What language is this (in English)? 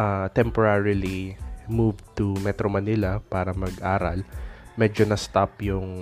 Filipino